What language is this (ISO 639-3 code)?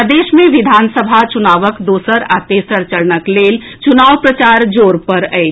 mai